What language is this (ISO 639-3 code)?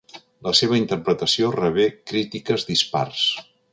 cat